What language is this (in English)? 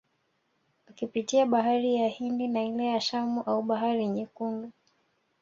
Swahili